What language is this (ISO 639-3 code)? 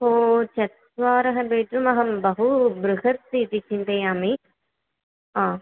san